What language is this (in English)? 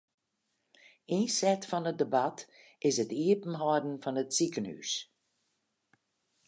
Western Frisian